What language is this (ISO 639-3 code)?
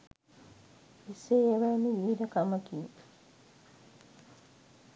sin